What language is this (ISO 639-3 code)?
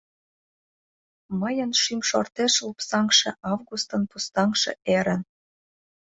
chm